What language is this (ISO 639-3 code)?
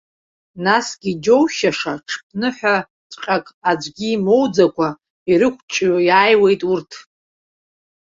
abk